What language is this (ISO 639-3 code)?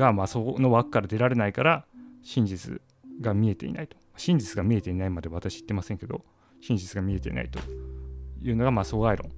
jpn